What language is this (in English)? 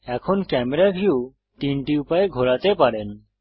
Bangla